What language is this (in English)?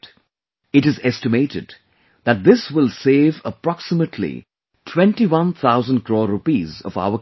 English